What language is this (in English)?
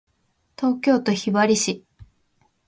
Japanese